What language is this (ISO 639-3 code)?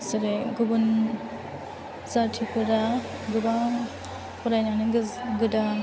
brx